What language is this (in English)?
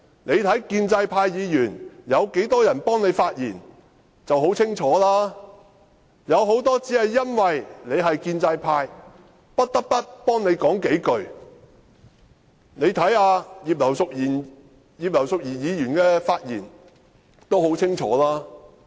Cantonese